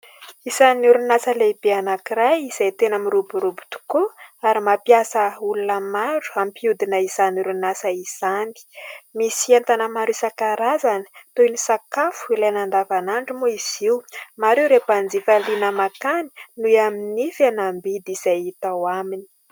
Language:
Malagasy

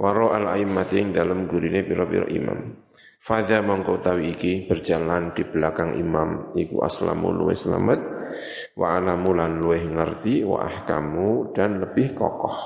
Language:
Indonesian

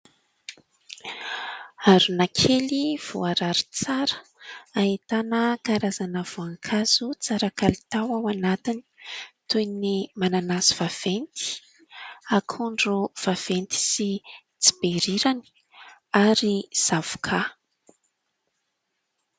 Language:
Malagasy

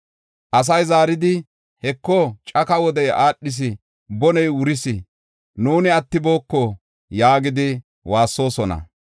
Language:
Gofa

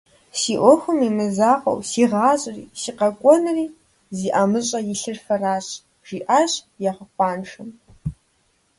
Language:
Kabardian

